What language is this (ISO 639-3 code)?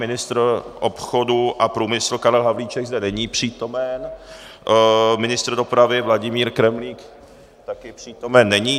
ces